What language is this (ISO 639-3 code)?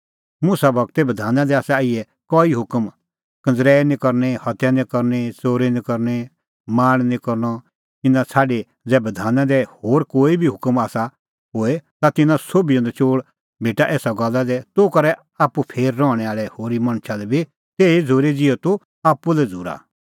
kfx